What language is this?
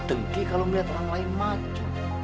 Indonesian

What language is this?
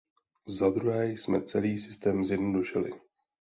Czech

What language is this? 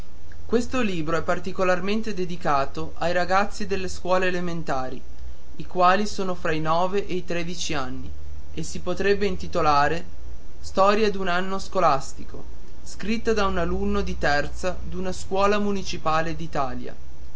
Italian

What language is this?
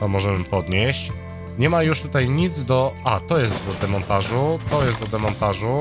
Polish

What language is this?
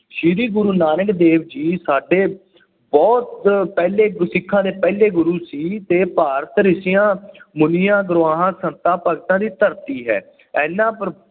Punjabi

